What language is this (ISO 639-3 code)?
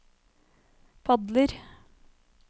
nor